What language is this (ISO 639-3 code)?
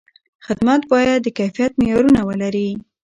pus